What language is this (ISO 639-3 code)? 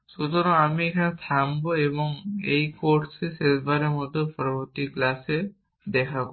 ben